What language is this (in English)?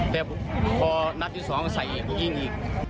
Thai